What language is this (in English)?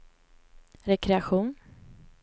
Swedish